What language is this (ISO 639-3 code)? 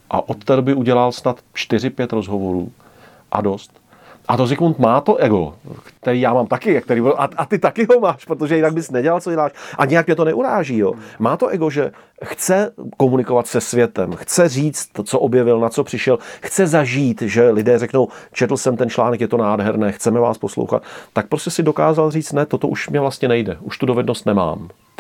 ces